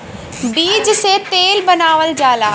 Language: Bhojpuri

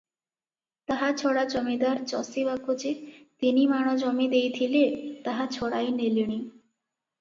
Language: Odia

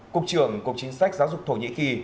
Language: Vietnamese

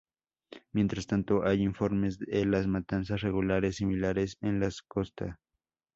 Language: Spanish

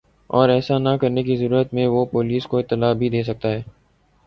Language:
Urdu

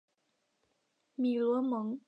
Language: Chinese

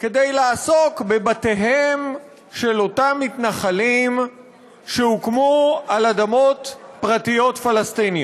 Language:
Hebrew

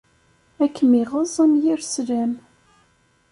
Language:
Kabyle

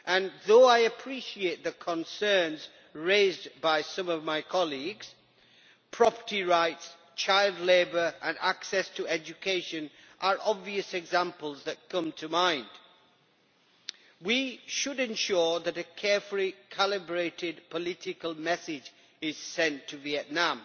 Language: English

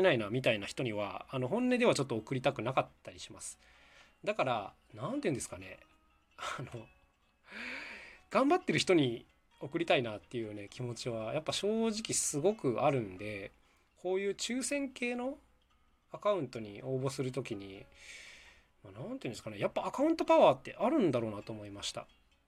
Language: Japanese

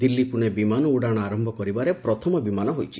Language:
Odia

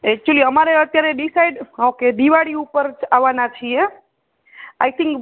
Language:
Gujarati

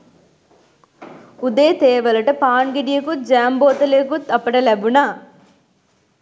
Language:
Sinhala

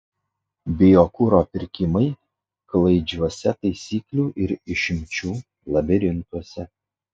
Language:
Lithuanian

